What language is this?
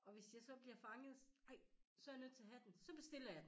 Danish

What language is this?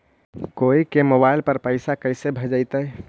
Magahi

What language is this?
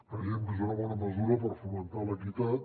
Catalan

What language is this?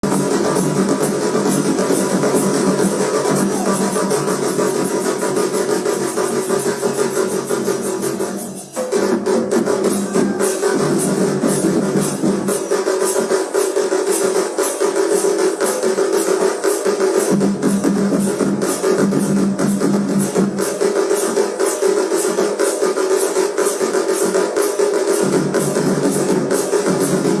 Odia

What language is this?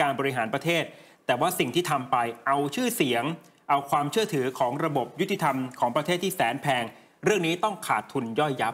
Thai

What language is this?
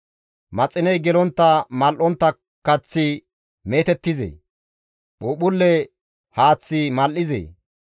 Gamo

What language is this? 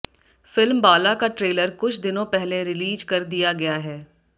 Hindi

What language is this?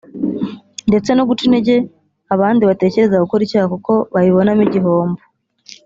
Kinyarwanda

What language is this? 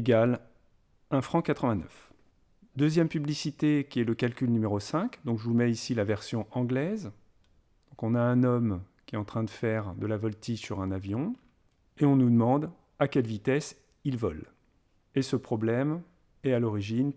French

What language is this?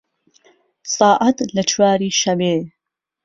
Central Kurdish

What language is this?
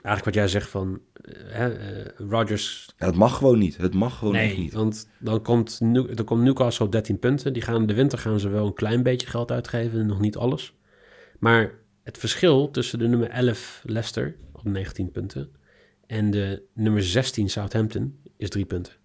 Dutch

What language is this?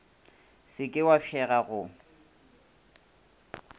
Northern Sotho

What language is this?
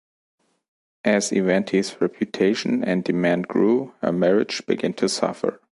English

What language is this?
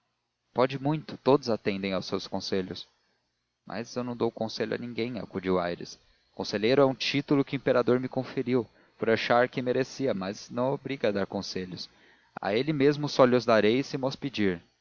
Portuguese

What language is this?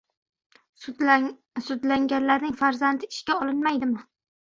Uzbek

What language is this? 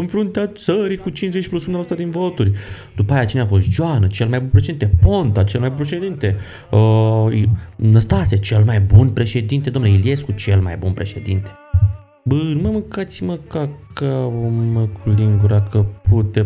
Romanian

